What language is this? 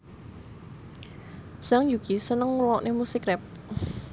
Javanese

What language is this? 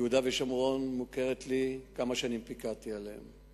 Hebrew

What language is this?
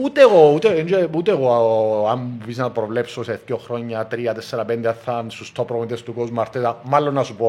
Greek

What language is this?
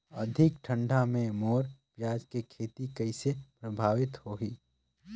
Chhattisgarhi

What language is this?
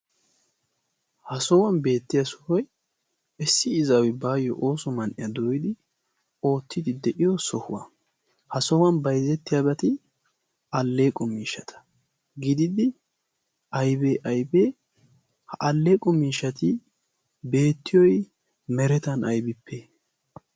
Wolaytta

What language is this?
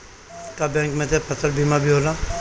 Bhojpuri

